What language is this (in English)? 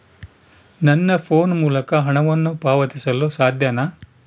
Kannada